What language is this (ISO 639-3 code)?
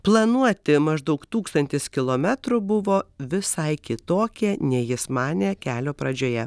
lit